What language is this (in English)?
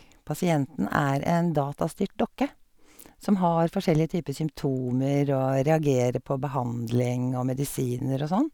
Norwegian